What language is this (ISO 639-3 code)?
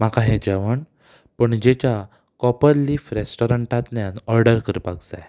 kok